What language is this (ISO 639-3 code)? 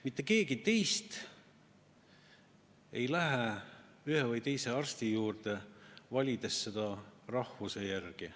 est